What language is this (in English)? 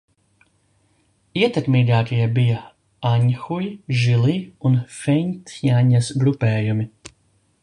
Latvian